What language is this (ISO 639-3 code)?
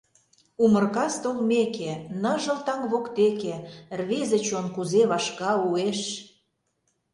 chm